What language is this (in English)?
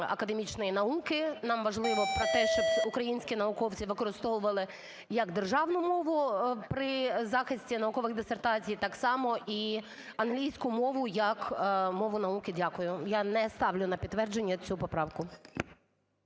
Ukrainian